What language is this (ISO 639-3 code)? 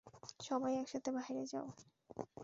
ben